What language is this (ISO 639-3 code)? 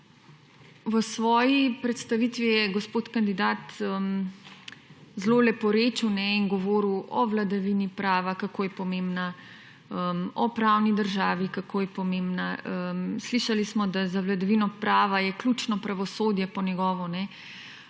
slv